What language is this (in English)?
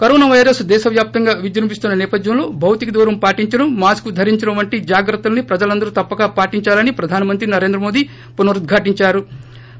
Telugu